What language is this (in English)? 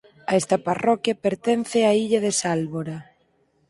Galician